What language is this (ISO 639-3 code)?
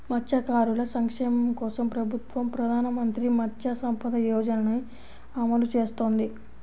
tel